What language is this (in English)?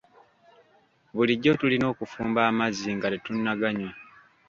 Ganda